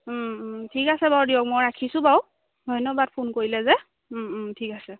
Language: Assamese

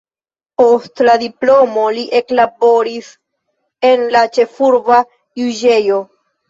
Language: Esperanto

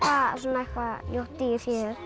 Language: Icelandic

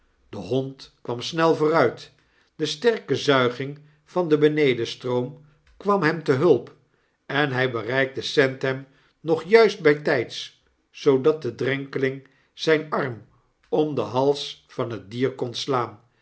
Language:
Dutch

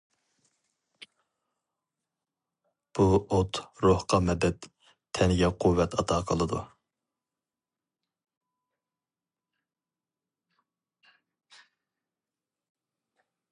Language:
Uyghur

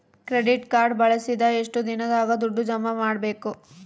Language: Kannada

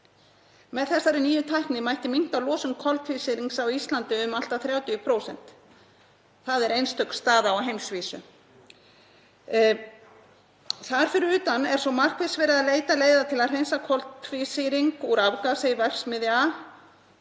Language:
Icelandic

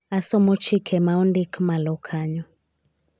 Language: Luo (Kenya and Tanzania)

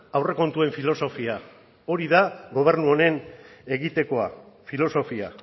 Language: Basque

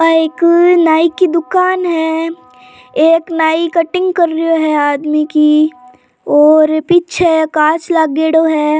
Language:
Rajasthani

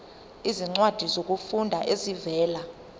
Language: Zulu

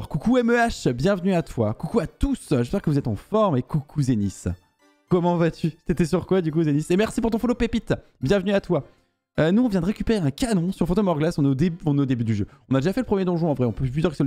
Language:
French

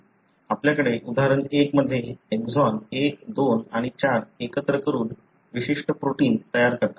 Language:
Marathi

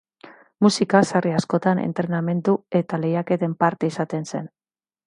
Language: Basque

